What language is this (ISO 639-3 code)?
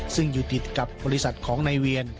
tha